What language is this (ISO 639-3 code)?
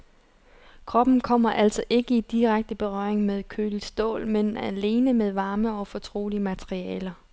dan